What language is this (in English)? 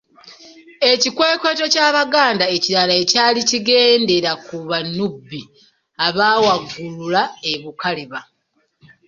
Ganda